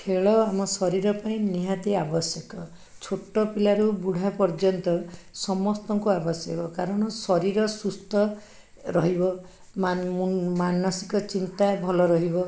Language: Odia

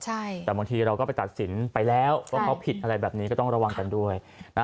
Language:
Thai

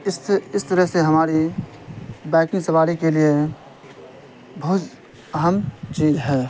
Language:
Urdu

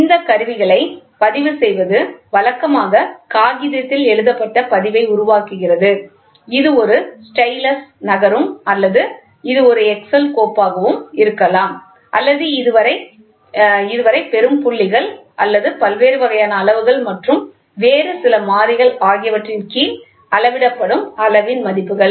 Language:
Tamil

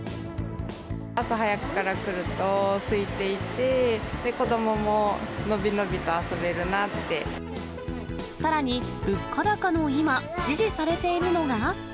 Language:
Japanese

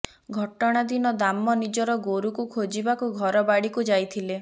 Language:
Odia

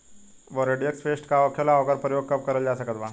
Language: Bhojpuri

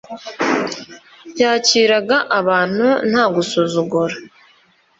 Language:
Kinyarwanda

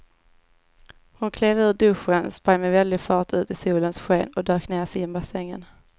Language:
Swedish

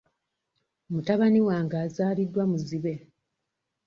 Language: Ganda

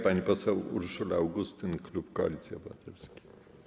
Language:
Polish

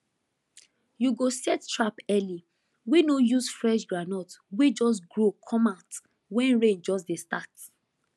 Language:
Nigerian Pidgin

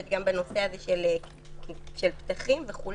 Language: Hebrew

